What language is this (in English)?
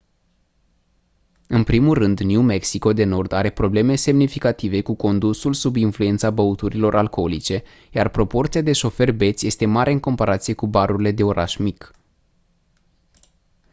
Romanian